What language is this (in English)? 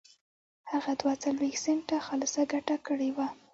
Pashto